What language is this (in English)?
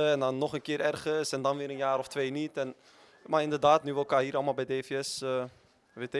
Dutch